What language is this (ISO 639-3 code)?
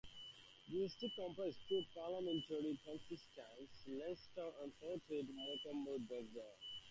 eng